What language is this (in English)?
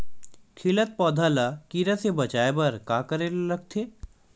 Chhattisgarhi